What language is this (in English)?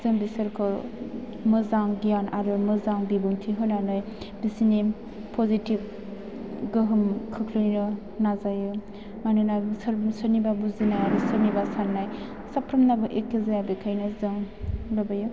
Bodo